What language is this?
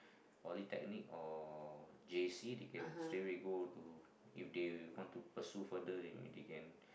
English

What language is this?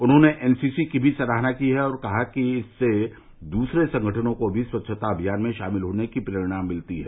Hindi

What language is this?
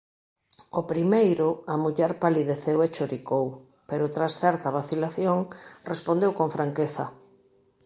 Galician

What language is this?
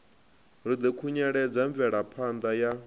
Venda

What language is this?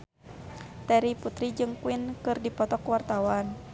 Sundanese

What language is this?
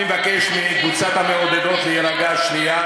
Hebrew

